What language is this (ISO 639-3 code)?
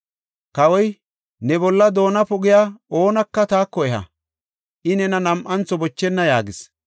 gof